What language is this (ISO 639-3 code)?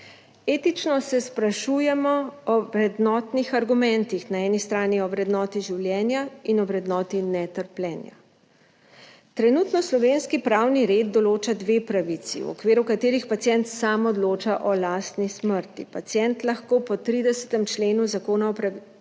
slv